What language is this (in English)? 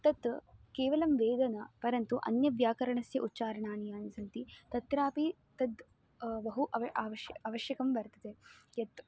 Sanskrit